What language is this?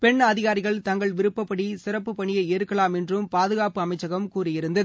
Tamil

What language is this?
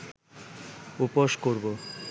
Bangla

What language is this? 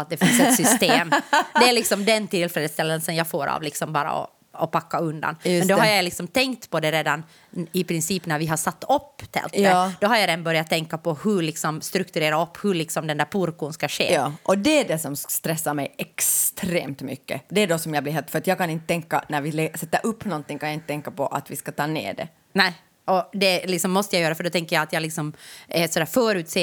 Swedish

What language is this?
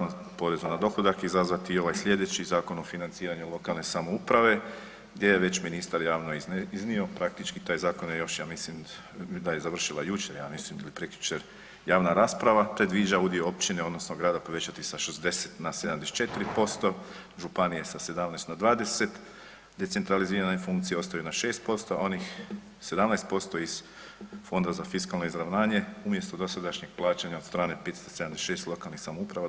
Croatian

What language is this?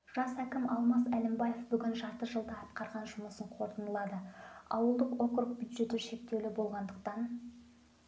Kazakh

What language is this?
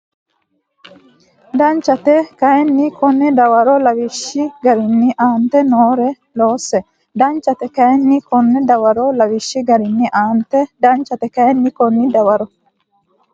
Sidamo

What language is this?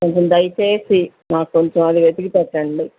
Telugu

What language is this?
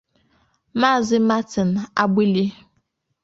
Igbo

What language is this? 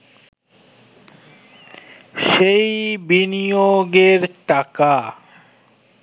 Bangla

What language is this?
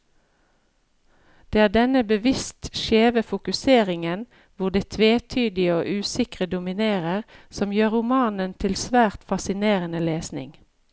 Norwegian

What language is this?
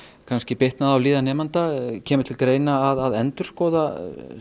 Icelandic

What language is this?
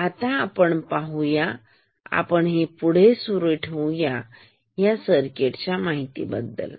Marathi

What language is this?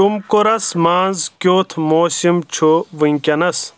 Kashmiri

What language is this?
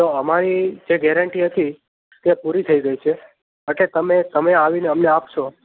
Gujarati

